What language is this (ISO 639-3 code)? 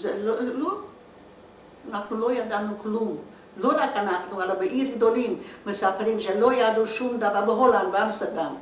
heb